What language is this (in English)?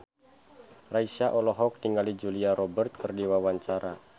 Sundanese